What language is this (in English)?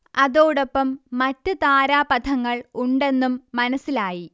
Malayalam